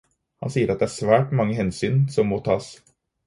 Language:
Norwegian Bokmål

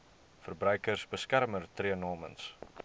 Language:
Afrikaans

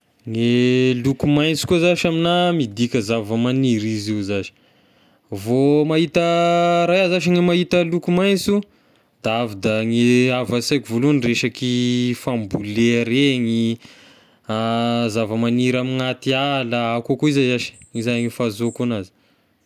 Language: Tesaka Malagasy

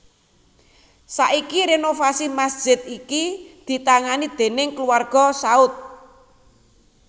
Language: Javanese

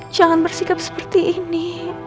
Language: Indonesian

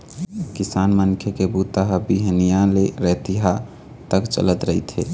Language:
Chhattisgarhi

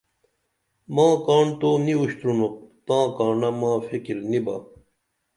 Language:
Dameli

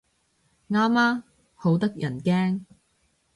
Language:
Cantonese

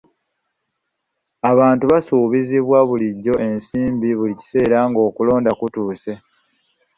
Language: Ganda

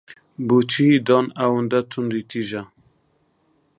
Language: Central Kurdish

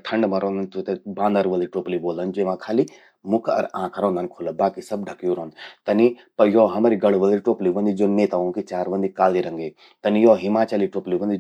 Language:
Garhwali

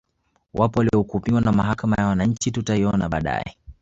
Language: Swahili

